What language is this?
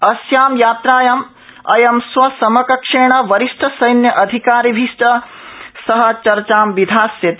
Sanskrit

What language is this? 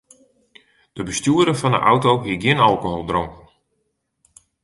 Western Frisian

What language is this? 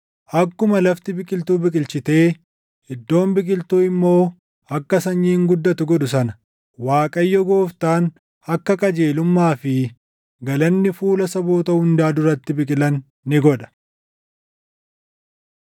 Oromo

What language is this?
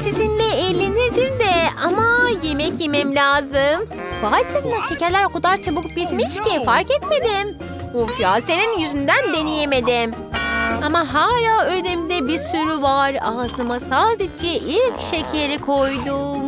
Turkish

